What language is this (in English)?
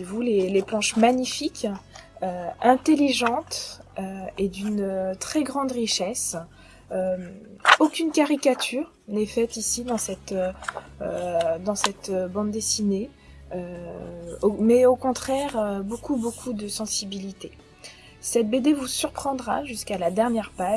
French